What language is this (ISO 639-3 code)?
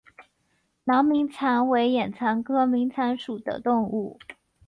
zho